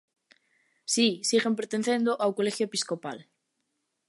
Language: Galician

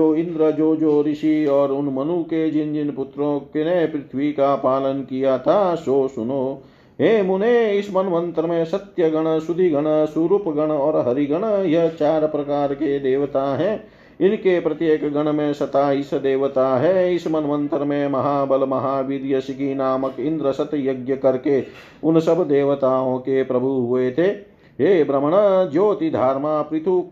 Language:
Hindi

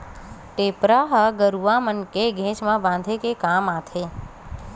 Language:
Chhattisgarhi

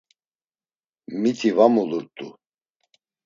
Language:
Laz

